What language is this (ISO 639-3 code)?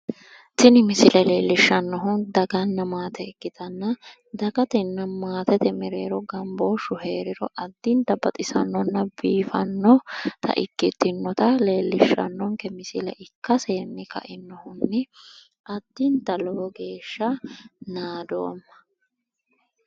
sid